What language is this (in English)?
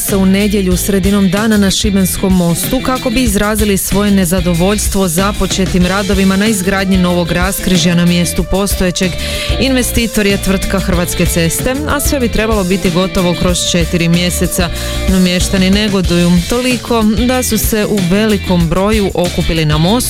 Croatian